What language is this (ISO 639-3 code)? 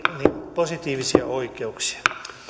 fin